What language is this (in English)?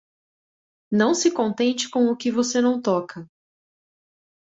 Portuguese